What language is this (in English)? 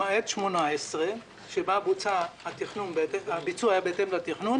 Hebrew